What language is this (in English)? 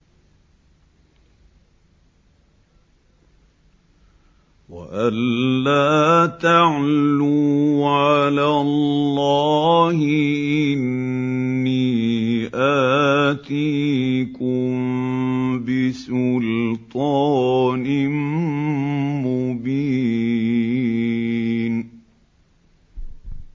Arabic